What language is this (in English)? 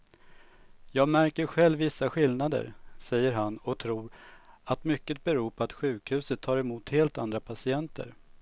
Swedish